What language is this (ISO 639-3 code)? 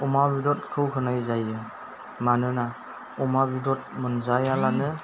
brx